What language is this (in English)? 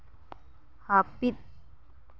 Santali